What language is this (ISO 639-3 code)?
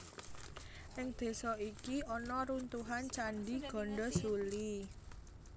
jav